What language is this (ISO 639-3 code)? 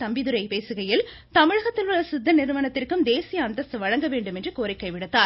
tam